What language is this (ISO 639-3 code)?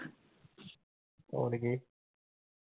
pan